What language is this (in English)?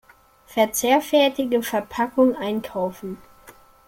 German